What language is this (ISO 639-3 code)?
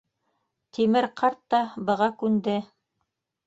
bak